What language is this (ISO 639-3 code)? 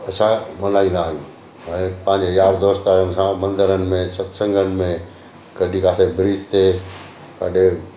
snd